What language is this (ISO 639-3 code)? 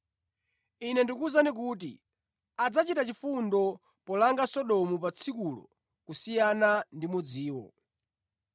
nya